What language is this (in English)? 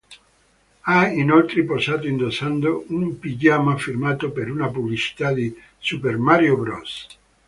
Italian